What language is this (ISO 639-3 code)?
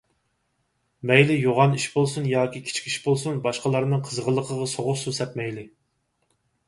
uig